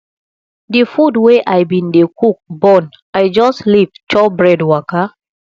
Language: Nigerian Pidgin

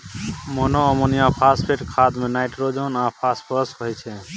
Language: Maithili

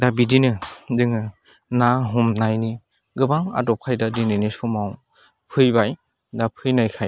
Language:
Bodo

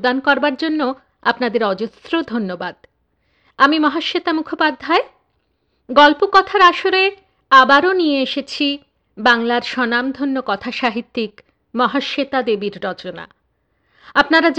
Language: Bangla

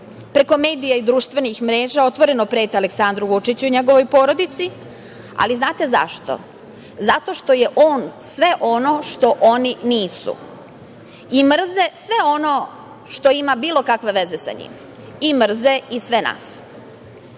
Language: Serbian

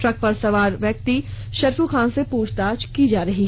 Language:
Hindi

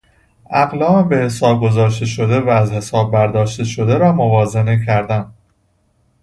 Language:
Persian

